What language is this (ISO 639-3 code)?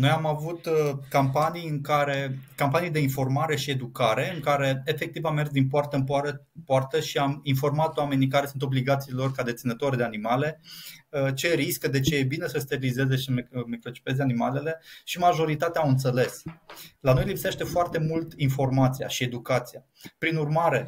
ron